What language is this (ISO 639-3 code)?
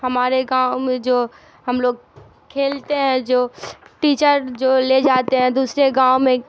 urd